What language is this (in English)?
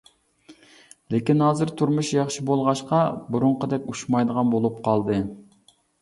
Uyghur